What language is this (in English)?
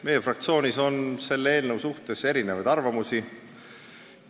Estonian